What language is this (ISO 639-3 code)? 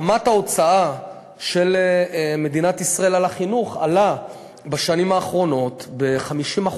heb